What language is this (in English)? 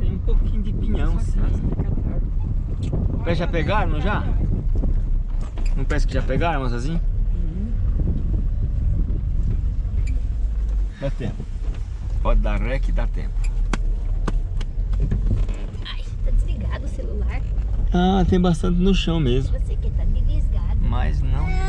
Portuguese